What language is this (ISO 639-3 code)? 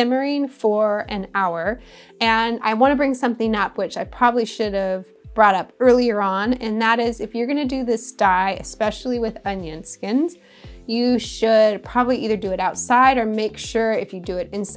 eng